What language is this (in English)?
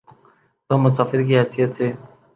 Urdu